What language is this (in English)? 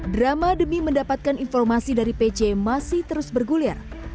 Indonesian